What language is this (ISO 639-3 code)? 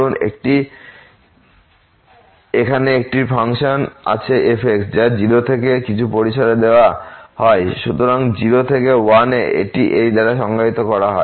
ben